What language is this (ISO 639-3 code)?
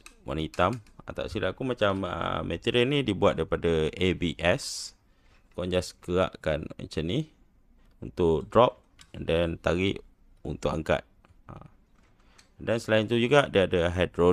msa